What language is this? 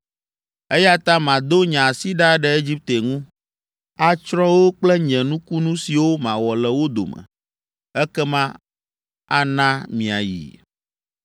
Ewe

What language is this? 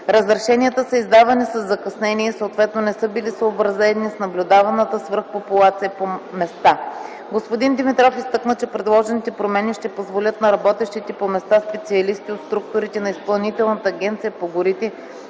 Bulgarian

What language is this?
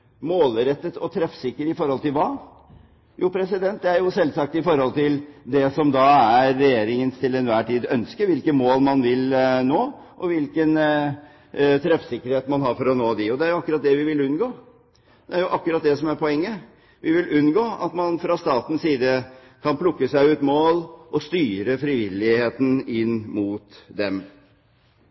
Norwegian Bokmål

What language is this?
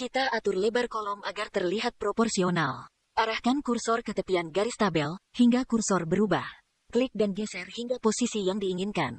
Indonesian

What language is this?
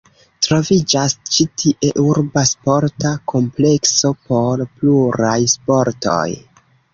Esperanto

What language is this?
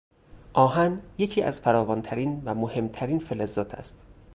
Persian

